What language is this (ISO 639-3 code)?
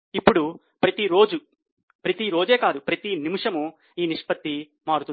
tel